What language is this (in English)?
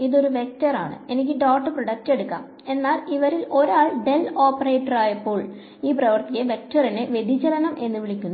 Malayalam